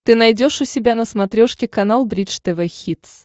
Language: Russian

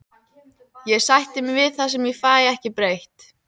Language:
Icelandic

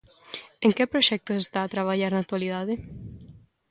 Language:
Galician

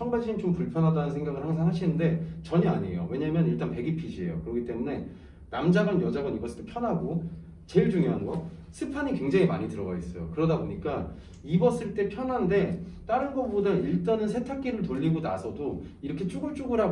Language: Korean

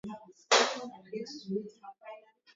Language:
Swahili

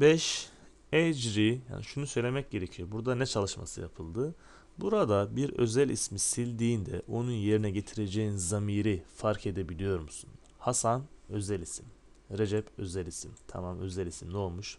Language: Turkish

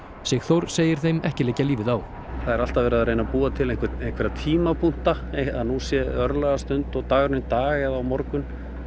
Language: Icelandic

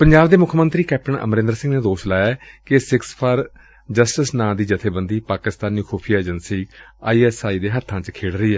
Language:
Punjabi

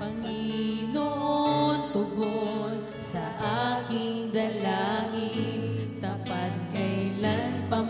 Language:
Filipino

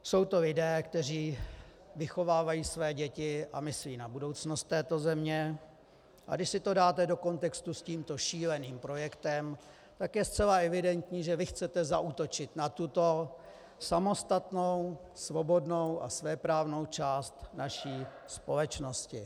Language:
Czech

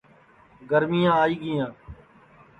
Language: Sansi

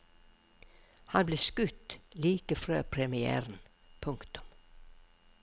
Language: Norwegian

